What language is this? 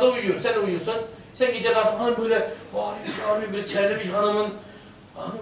Turkish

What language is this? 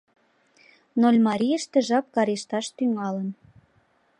Mari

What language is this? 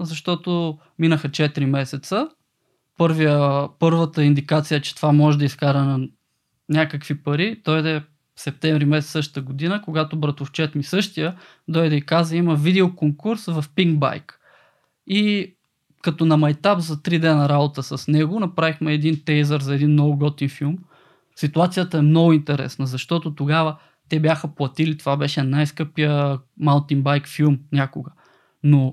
Bulgarian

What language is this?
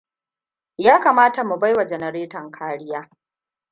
Hausa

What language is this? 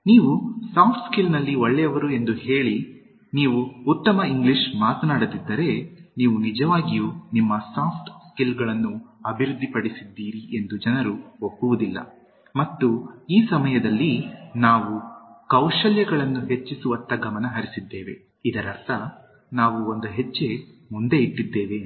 Kannada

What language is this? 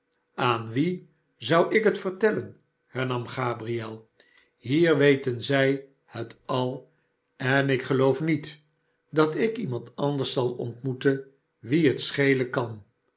Dutch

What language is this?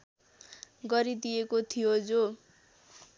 Nepali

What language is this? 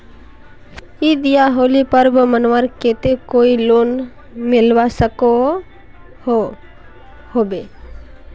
Magahi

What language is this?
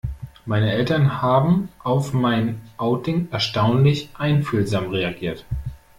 German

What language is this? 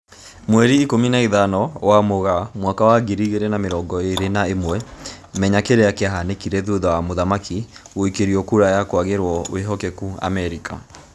Kikuyu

